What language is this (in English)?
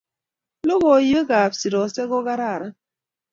Kalenjin